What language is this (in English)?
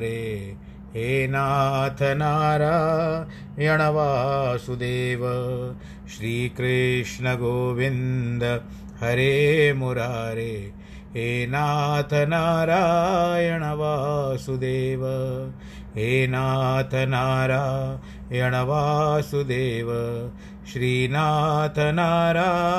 Hindi